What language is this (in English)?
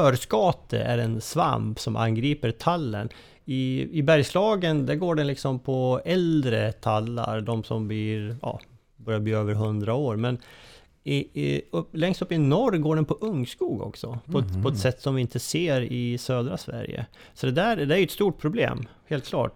Swedish